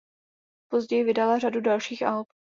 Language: Czech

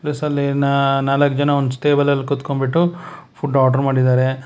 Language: Kannada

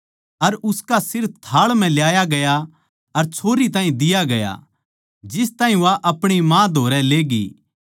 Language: Haryanvi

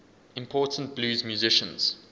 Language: English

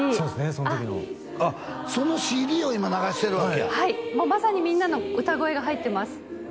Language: Japanese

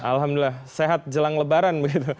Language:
Indonesian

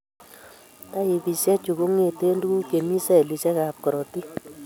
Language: Kalenjin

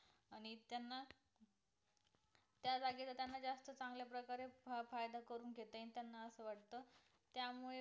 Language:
Marathi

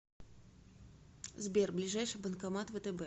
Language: Russian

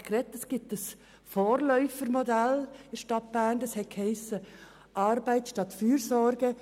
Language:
Swiss German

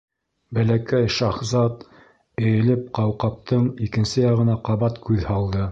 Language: Bashkir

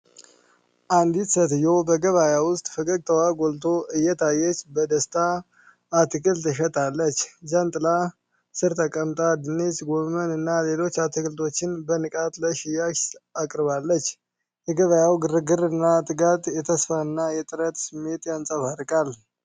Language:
Amharic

